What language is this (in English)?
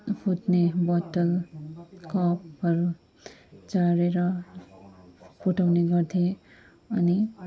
Nepali